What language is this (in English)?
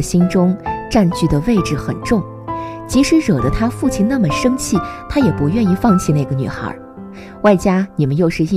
Chinese